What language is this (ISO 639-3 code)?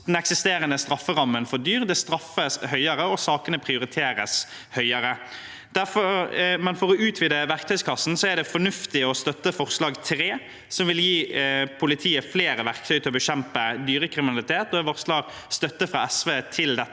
nor